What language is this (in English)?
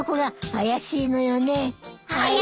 Japanese